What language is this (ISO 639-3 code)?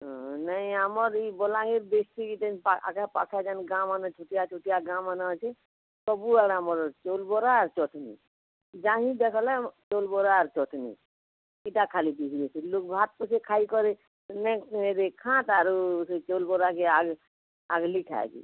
ori